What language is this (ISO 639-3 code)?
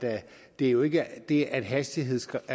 dan